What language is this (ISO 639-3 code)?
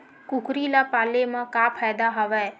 hne